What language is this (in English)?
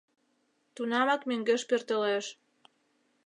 Mari